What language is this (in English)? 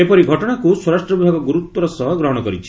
Odia